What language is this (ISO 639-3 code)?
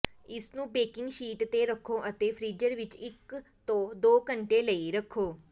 pan